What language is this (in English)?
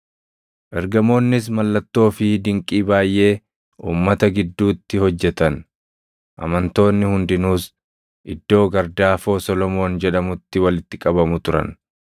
Oromo